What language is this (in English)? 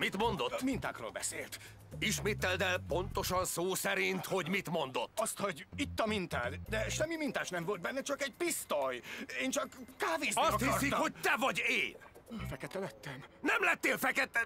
Hungarian